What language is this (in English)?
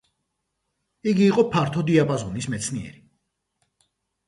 Georgian